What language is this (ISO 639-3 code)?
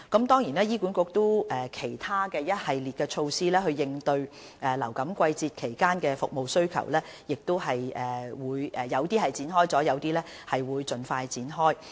yue